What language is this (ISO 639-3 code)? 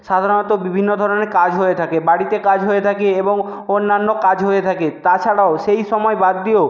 ben